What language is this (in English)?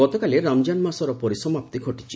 Odia